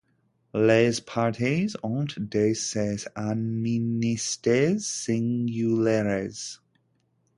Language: French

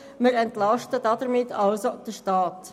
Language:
Swiss German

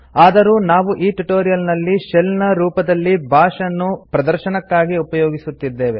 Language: Kannada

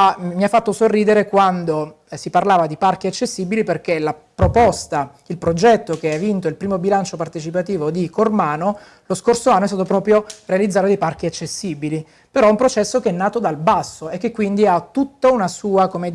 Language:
Italian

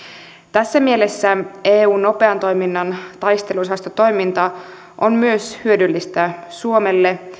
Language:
Finnish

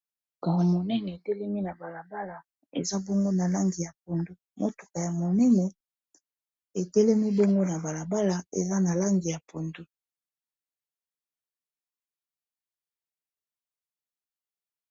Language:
Lingala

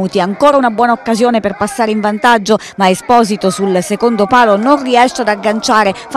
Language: Italian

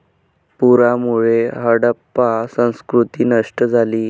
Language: Marathi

